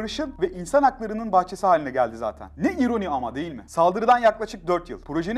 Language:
Turkish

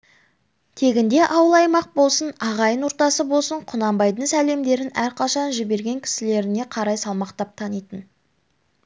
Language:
Kazakh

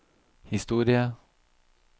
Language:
Norwegian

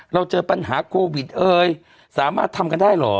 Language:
Thai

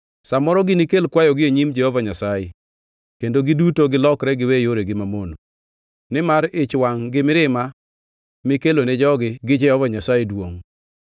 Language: Luo (Kenya and Tanzania)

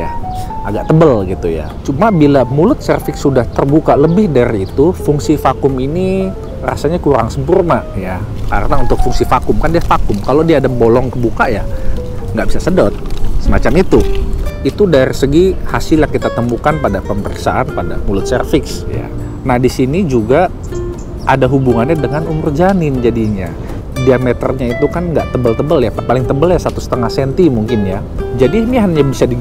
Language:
Indonesian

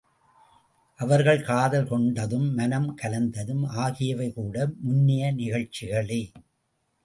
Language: Tamil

